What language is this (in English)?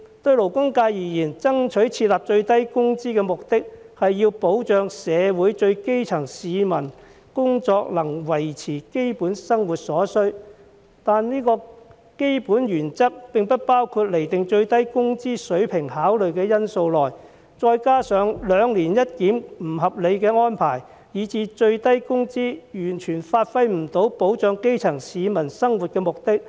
Cantonese